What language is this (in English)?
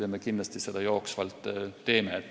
Estonian